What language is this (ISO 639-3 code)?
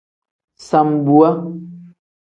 kdh